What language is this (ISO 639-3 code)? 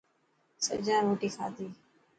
mki